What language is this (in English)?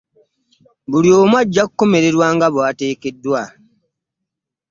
Ganda